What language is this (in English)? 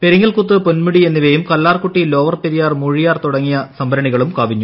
Malayalam